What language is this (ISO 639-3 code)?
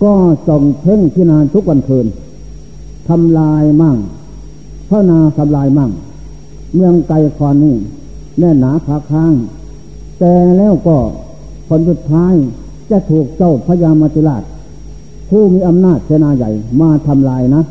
tha